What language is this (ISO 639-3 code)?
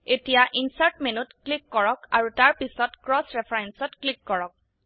asm